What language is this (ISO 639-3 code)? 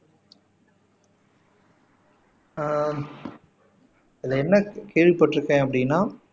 tam